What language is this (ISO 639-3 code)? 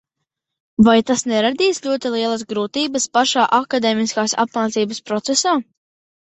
lav